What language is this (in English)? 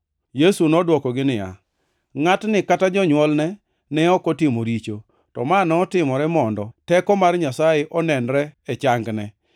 Luo (Kenya and Tanzania)